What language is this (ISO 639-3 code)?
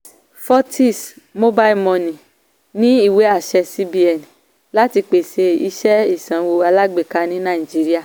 yor